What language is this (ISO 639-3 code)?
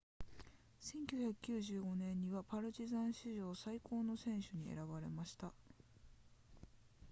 jpn